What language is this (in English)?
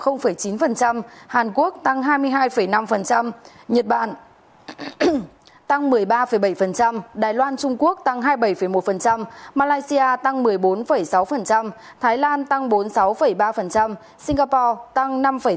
Vietnamese